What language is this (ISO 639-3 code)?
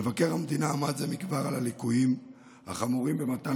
heb